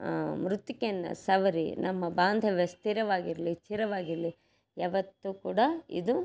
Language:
Kannada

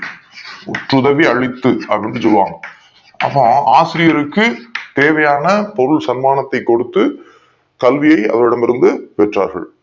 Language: Tamil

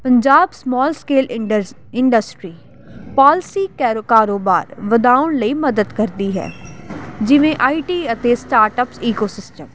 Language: Punjabi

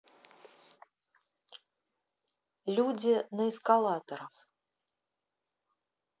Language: Russian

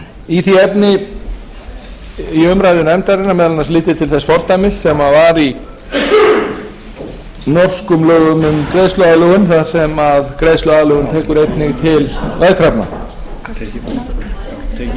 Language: Icelandic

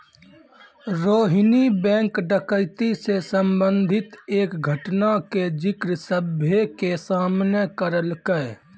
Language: Maithili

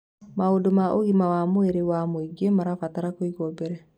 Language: Kikuyu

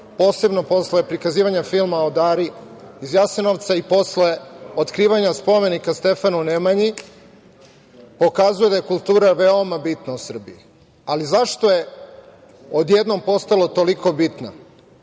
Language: Serbian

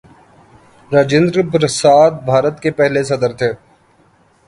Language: Urdu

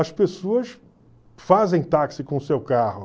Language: Portuguese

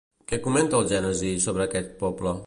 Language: Catalan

